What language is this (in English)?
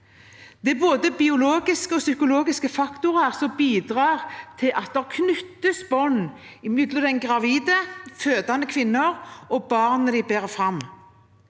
Norwegian